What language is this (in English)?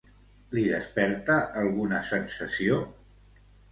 Catalan